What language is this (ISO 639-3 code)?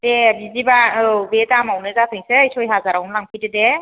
brx